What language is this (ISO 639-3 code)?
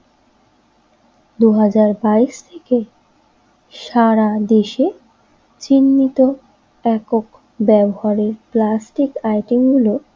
ben